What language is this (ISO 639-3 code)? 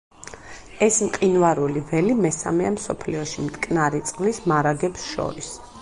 kat